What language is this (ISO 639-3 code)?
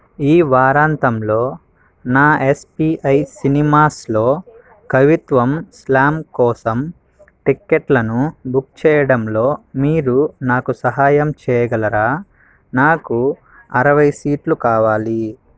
tel